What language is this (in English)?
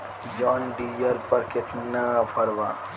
Bhojpuri